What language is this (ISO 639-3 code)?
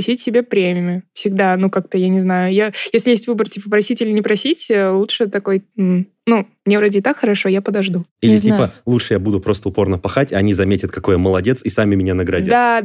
rus